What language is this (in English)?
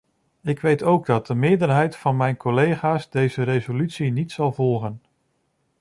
Dutch